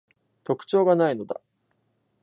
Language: Japanese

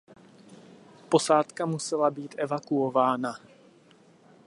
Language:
Czech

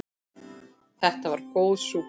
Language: Icelandic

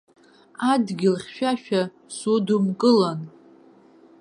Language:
Abkhazian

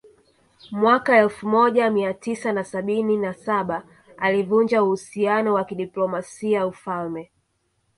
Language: Swahili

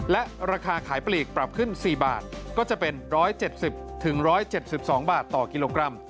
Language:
Thai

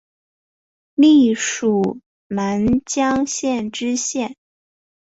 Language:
Chinese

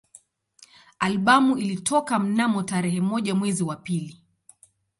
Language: Swahili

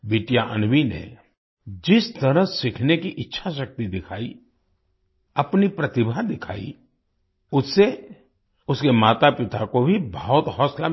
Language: Hindi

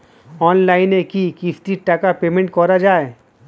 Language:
Bangla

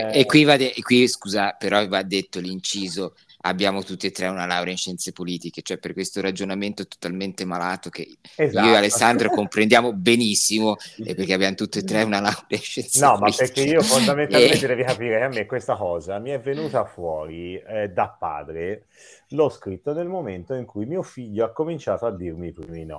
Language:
Italian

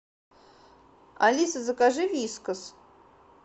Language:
Russian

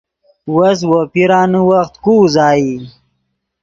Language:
Yidgha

